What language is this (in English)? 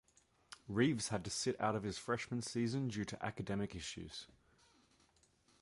English